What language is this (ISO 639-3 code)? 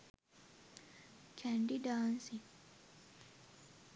sin